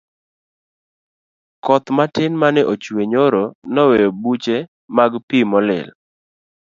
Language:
Luo (Kenya and Tanzania)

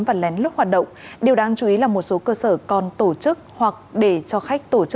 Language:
Vietnamese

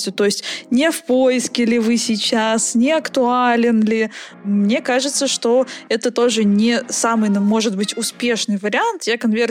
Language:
Russian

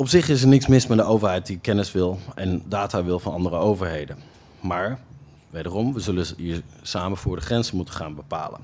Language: Dutch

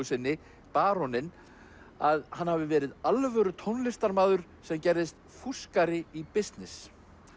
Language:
Icelandic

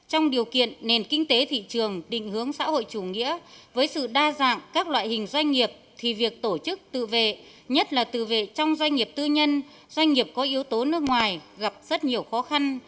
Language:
Vietnamese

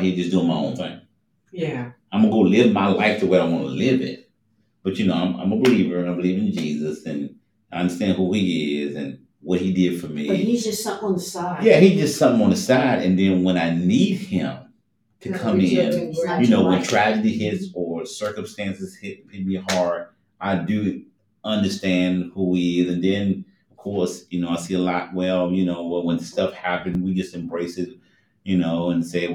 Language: English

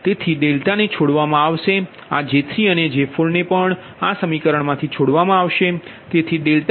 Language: Gujarati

